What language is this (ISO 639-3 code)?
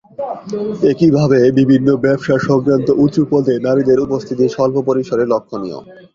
ben